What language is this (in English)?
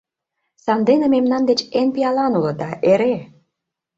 Mari